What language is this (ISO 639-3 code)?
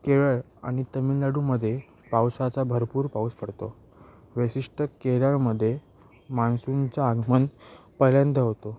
mar